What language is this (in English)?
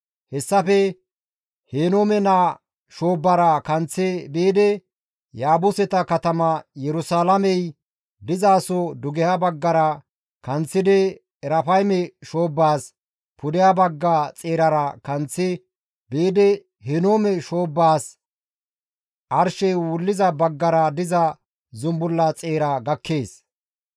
Gamo